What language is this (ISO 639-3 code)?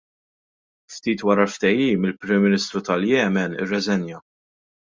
mlt